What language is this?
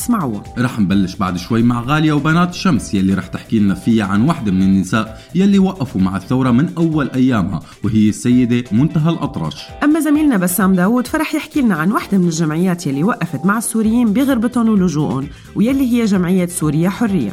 Arabic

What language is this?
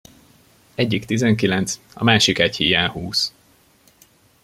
Hungarian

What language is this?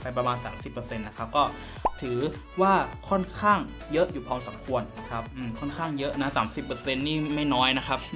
Thai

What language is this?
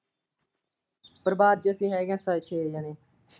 Punjabi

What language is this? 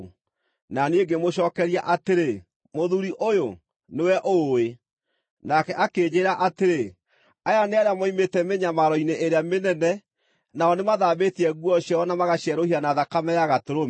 Kikuyu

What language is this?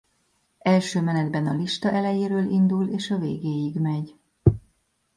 Hungarian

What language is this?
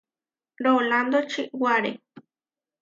Huarijio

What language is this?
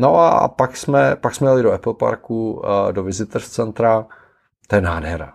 Czech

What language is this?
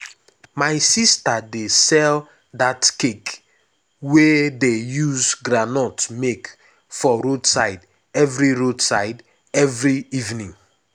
Nigerian Pidgin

